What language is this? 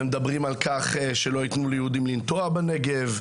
Hebrew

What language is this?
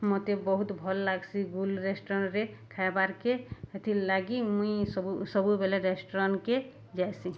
Odia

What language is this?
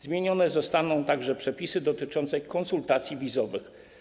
Polish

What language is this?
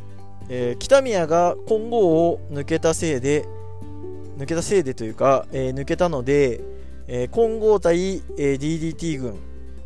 Japanese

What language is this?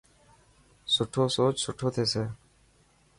Dhatki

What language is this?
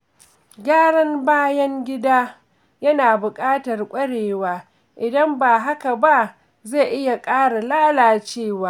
Hausa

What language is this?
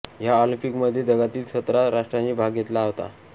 Marathi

